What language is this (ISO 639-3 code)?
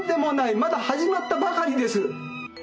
jpn